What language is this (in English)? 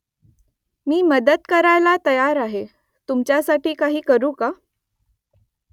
Marathi